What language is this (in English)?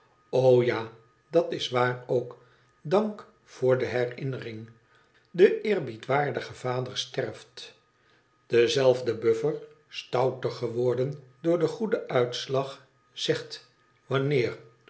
Dutch